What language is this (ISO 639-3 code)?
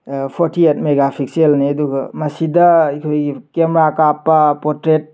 mni